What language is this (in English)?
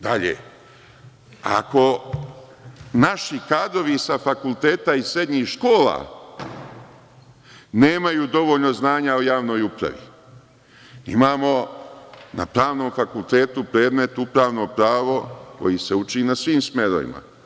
Serbian